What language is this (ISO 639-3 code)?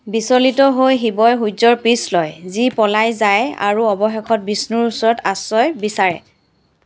asm